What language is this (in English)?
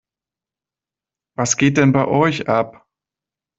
German